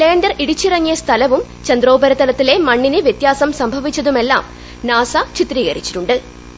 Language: Malayalam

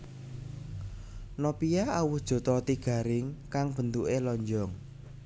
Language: Javanese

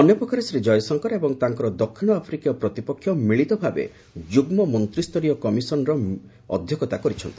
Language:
Odia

